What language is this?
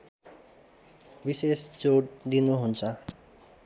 Nepali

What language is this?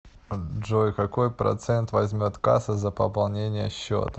Russian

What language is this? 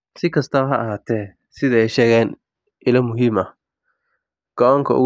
Somali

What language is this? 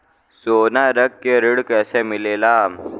Bhojpuri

